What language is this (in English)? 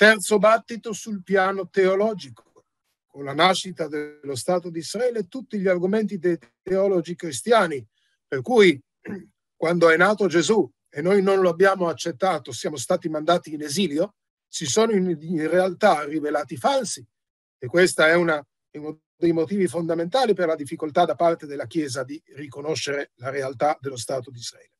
Italian